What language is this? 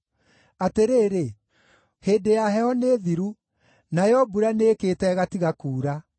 Kikuyu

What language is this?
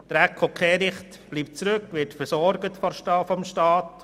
Swiss German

